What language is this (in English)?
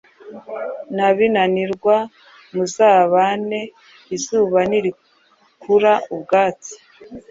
Kinyarwanda